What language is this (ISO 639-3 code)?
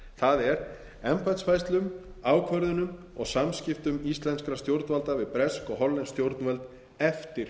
isl